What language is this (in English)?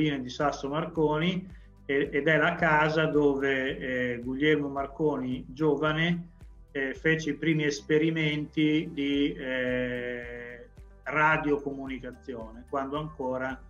Italian